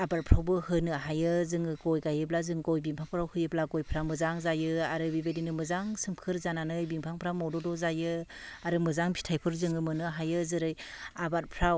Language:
Bodo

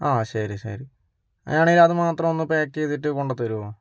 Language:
Malayalam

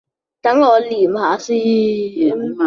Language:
Cantonese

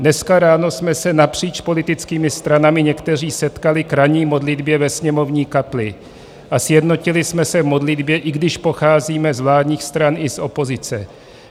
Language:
Czech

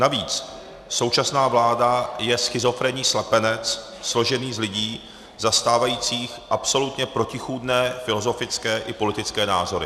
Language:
Czech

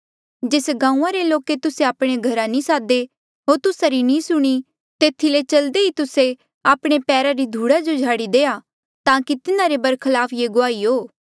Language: Mandeali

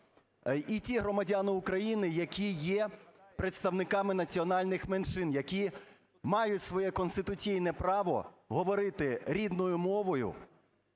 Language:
Ukrainian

